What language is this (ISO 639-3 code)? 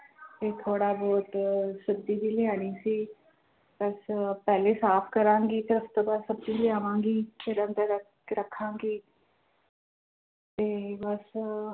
pan